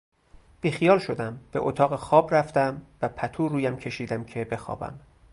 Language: Persian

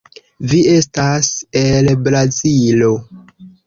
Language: Esperanto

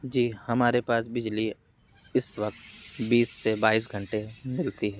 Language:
Hindi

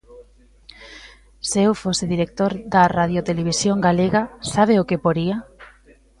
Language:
Galician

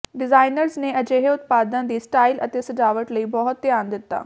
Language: Punjabi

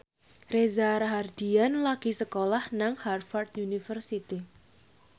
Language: Javanese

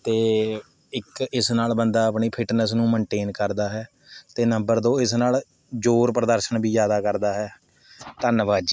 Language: Punjabi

